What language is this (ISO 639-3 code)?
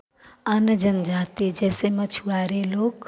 hin